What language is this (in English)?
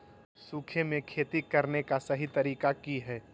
Magahi